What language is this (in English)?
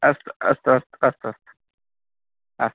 Sanskrit